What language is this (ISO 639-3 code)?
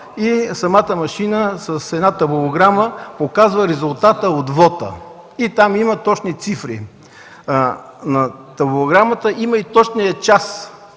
bul